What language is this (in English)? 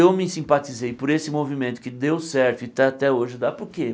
Portuguese